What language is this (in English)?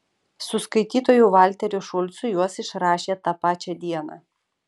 Lithuanian